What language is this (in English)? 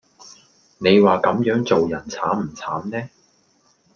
Cantonese